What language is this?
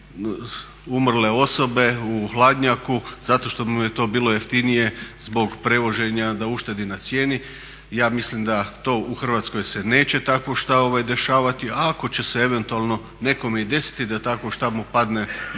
Croatian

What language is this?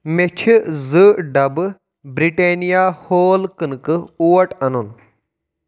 Kashmiri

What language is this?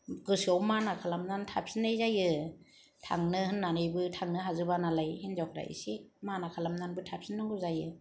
Bodo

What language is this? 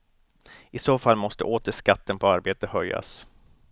Swedish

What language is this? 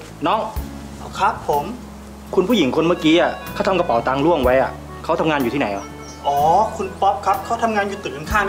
Thai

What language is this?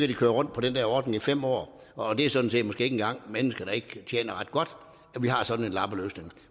Danish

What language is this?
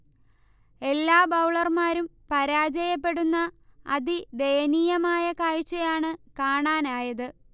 Malayalam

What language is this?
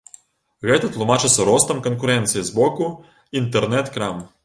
Belarusian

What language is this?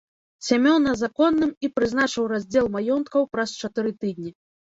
Belarusian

